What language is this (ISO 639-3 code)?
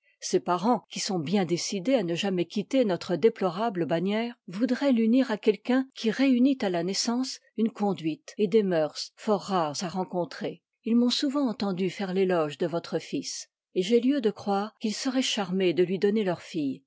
fra